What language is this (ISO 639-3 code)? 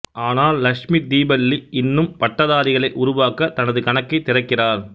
tam